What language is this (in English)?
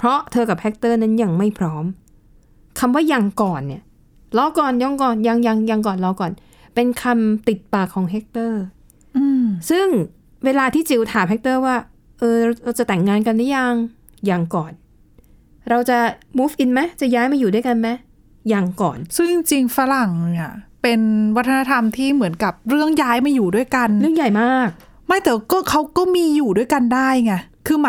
Thai